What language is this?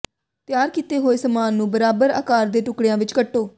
Punjabi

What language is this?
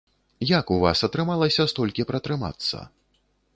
Belarusian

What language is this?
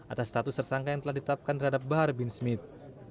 Indonesian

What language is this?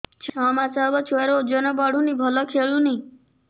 Odia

